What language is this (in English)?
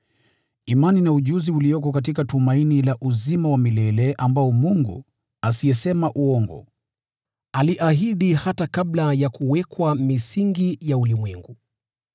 Swahili